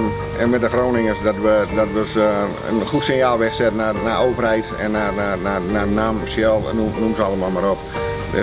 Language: Dutch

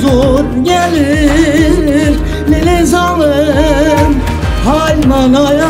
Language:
Turkish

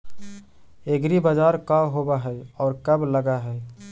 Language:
Magahi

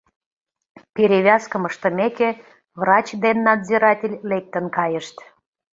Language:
Mari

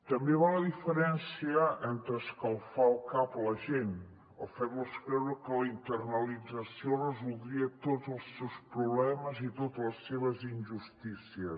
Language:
Catalan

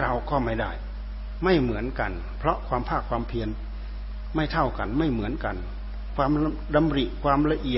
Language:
Thai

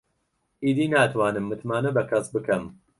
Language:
Central Kurdish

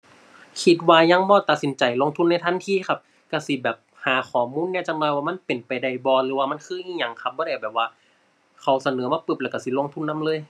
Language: Thai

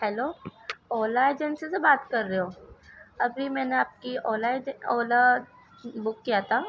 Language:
Urdu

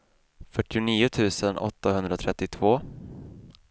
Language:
Swedish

